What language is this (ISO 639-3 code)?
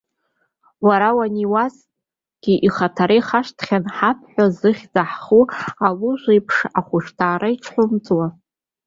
abk